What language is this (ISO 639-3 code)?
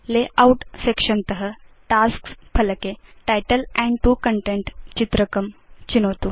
san